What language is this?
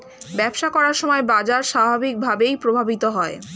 Bangla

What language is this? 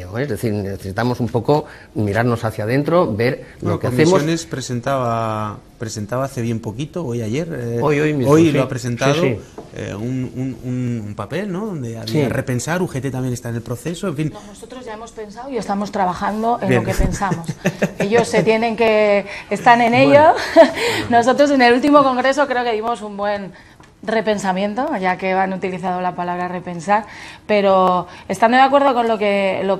Spanish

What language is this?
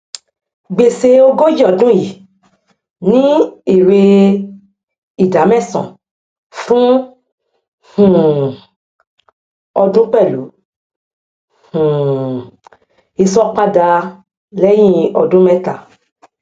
Yoruba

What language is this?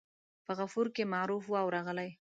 Pashto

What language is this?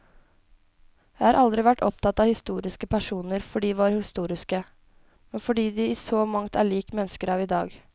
Norwegian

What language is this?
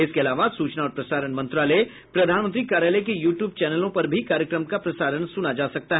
Hindi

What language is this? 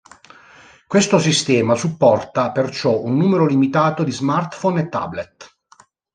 Italian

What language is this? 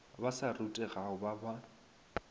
Northern Sotho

